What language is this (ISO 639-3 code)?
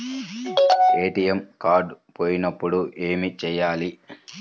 tel